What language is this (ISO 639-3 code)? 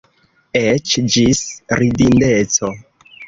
epo